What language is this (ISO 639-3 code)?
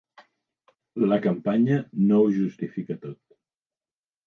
cat